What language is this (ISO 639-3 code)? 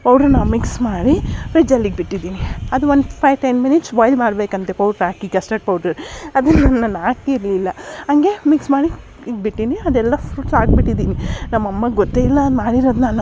kan